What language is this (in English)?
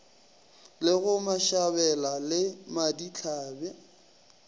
Northern Sotho